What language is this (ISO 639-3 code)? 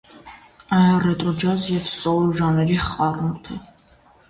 hye